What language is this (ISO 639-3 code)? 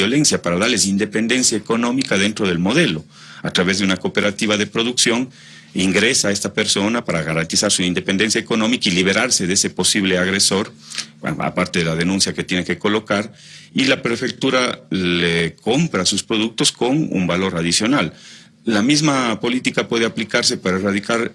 spa